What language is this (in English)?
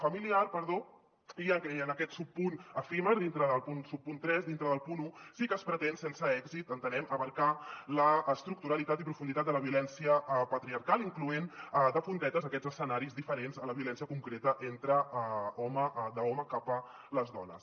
Catalan